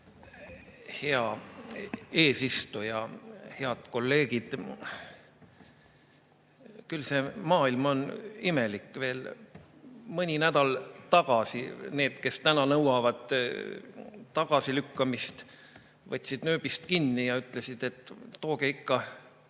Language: Estonian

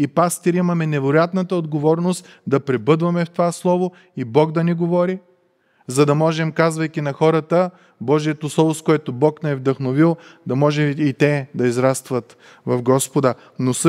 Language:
Bulgarian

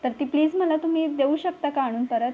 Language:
Marathi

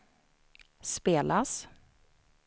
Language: Swedish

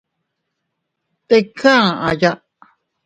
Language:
Teutila Cuicatec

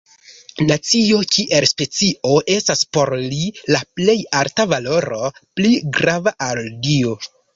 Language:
Esperanto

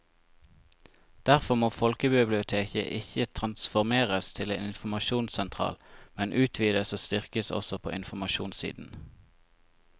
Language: Norwegian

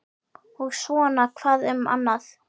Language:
Icelandic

